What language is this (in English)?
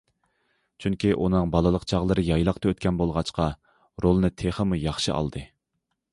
Uyghur